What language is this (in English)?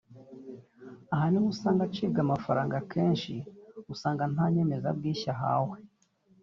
Kinyarwanda